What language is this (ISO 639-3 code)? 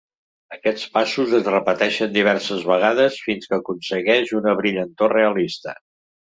cat